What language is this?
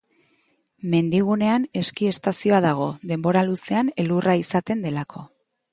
Basque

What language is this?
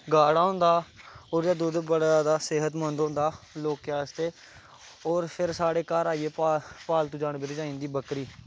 Dogri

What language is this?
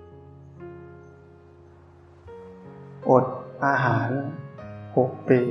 Thai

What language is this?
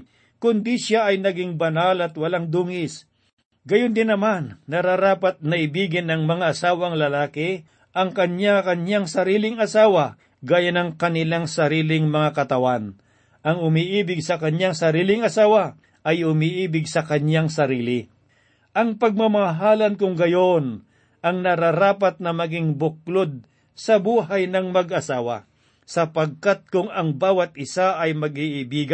Filipino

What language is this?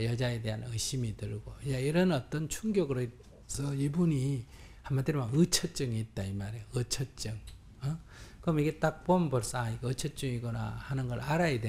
Korean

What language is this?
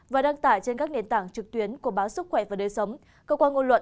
Vietnamese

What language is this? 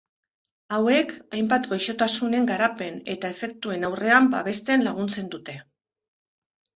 Basque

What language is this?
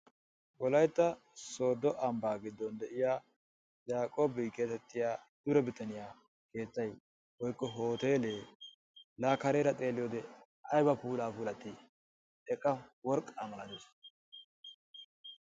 Wolaytta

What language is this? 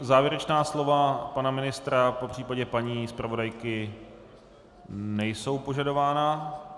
Czech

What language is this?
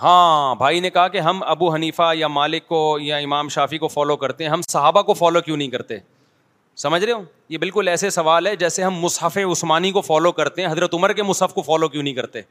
Urdu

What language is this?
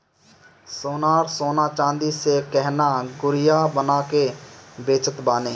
Bhojpuri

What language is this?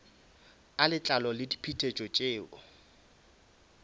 Northern Sotho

